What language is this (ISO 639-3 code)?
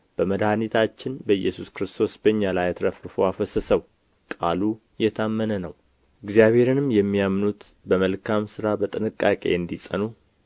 amh